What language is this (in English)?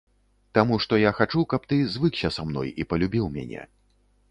Belarusian